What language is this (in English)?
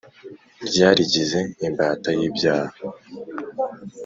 Kinyarwanda